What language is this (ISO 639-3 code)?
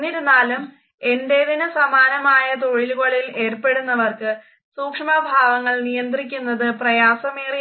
mal